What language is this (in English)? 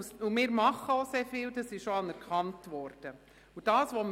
Swiss German